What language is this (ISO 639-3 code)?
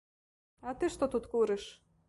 bel